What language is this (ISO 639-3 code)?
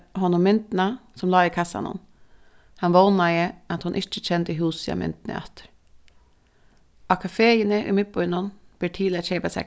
fao